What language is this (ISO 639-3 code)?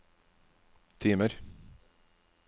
nor